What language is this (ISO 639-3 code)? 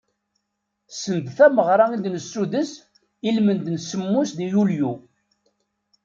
kab